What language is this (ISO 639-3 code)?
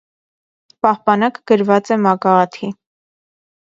hye